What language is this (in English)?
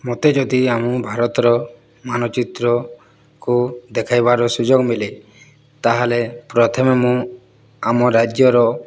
Odia